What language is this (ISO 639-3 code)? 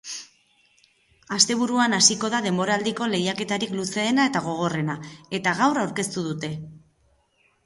eus